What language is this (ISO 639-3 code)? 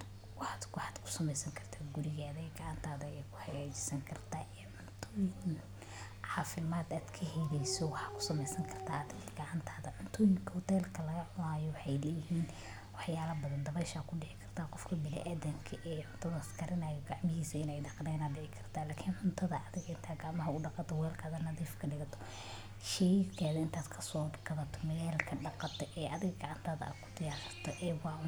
som